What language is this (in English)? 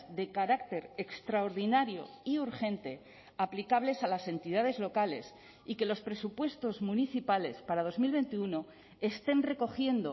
Spanish